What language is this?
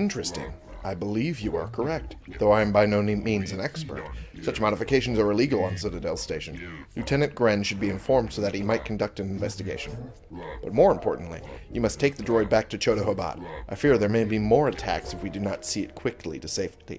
English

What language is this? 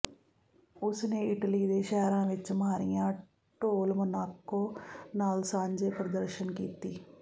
Punjabi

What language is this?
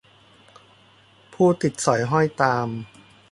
Thai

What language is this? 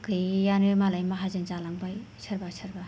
Bodo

